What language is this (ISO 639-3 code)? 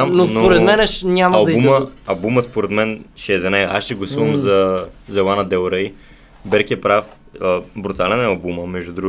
bul